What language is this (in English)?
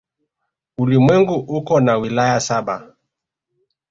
Swahili